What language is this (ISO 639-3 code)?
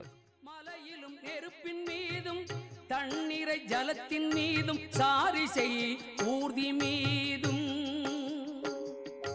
tam